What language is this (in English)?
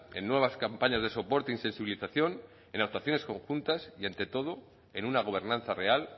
Spanish